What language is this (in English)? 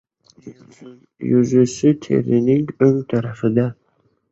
Uzbek